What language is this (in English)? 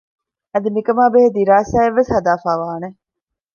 Divehi